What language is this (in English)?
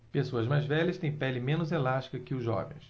Portuguese